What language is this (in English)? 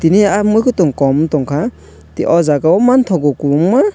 Kok Borok